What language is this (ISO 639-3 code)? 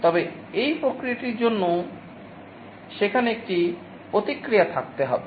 ben